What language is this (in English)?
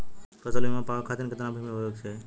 Bhojpuri